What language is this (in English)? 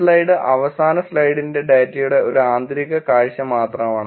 Malayalam